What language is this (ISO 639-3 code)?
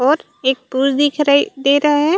hne